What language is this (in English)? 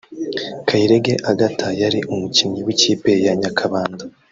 Kinyarwanda